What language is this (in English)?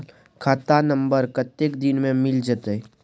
Maithili